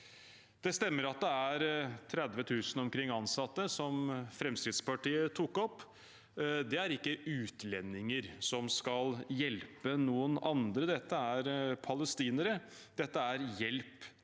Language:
Norwegian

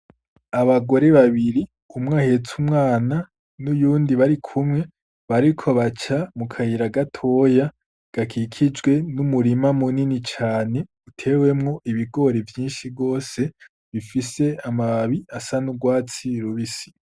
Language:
Rundi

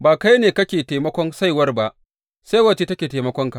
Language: Hausa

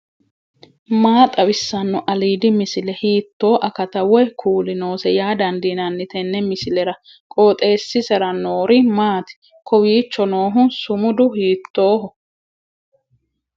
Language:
Sidamo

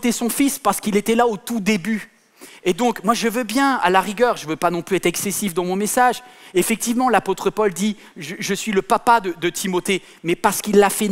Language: French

